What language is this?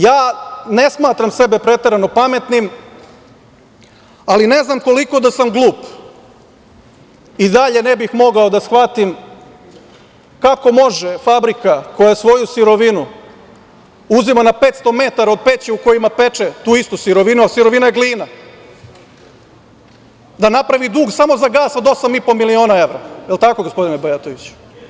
Serbian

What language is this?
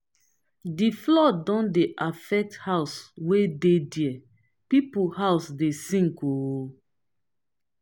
Nigerian Pidgin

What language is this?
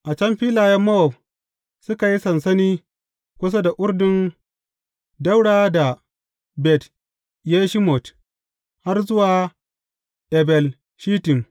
Hausa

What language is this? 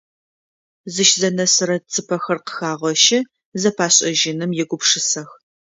Adyghe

